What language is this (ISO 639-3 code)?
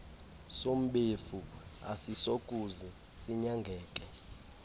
xho